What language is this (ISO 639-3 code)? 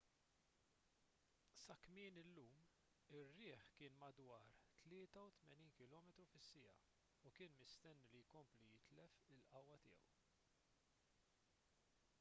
mlt